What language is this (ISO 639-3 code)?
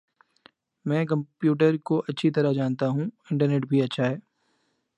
urd